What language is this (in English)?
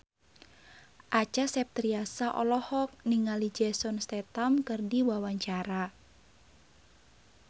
Sundanese